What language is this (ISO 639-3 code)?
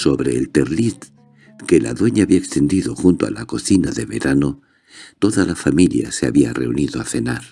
spa